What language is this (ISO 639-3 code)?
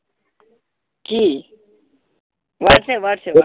asm